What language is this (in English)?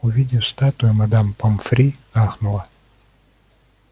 Russian